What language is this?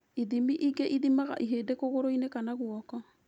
Kikuyu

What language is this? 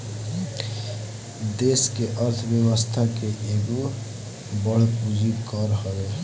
Bhojpuri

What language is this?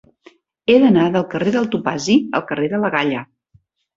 Catalan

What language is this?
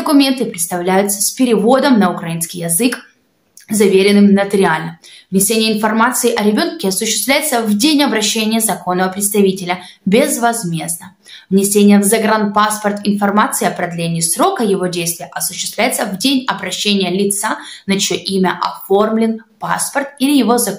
Russian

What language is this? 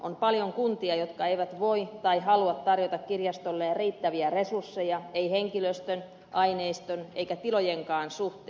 Finnish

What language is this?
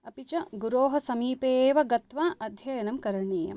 Sanskrit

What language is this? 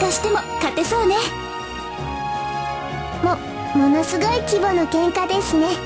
Japanese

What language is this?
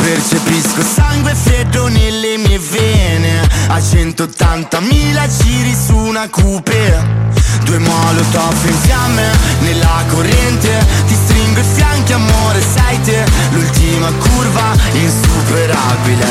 Italian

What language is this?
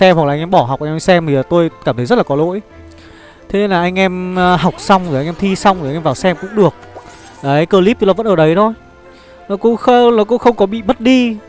Vietnamese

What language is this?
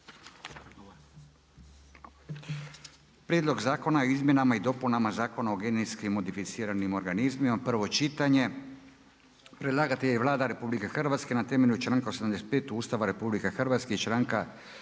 Croatian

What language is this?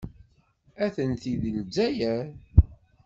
Kabyle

